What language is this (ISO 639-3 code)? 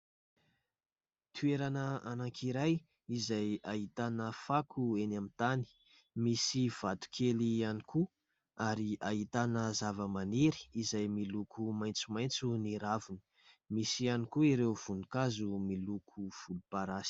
mlg